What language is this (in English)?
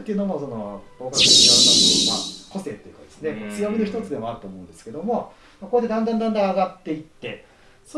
Japanese